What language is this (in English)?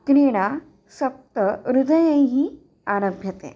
Sanskrit